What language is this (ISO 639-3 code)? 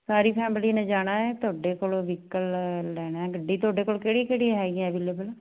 pan